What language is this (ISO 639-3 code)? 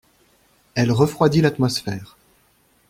fra